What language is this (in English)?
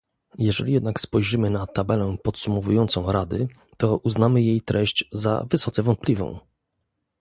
Polish